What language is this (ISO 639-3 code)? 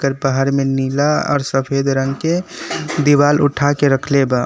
bho